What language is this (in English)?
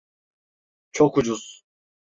Turkish